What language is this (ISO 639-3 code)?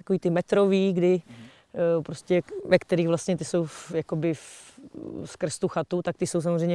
ces